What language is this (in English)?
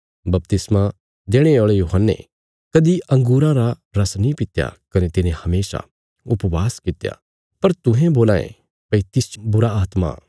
Bilaspuri